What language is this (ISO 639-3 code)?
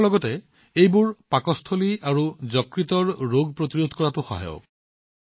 asm